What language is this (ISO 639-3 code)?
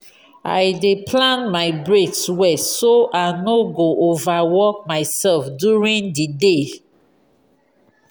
pcm